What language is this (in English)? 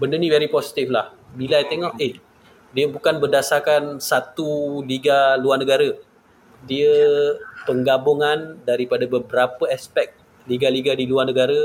Malay